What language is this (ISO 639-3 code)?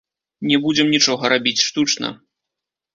bel